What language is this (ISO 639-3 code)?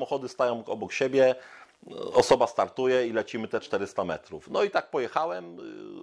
pol